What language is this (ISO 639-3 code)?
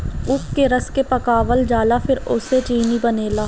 bho